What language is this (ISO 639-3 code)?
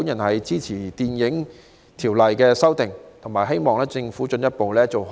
yue